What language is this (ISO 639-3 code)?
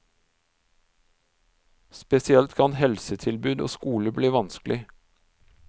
nor